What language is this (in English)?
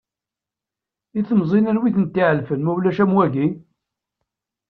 Kabyle